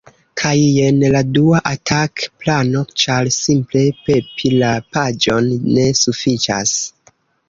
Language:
Esperanto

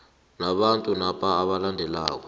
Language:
South Ndebele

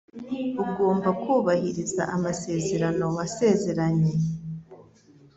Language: Kinyarwanda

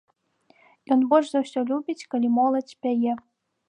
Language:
Belarusian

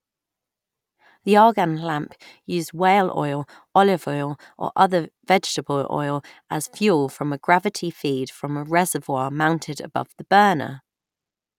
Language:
English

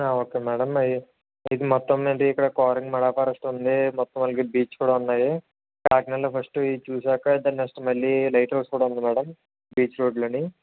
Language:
Telugu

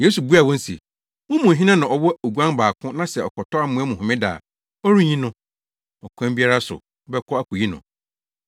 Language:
Akan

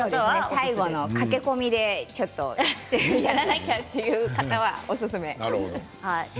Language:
Japanese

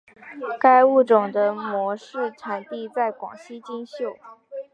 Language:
Chinese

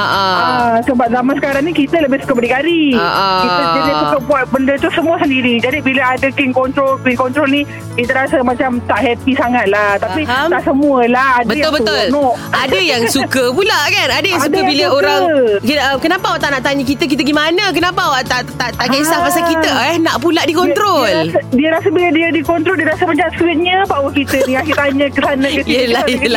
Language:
Malay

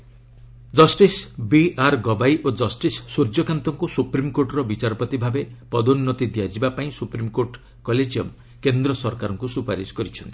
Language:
Odia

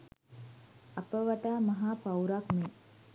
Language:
Sinhala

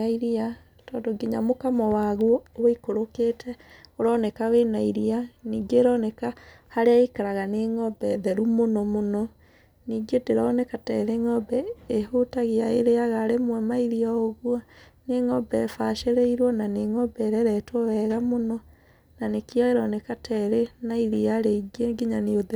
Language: Kikuyu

